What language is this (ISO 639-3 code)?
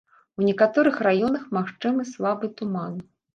bel